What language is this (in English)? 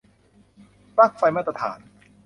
Thai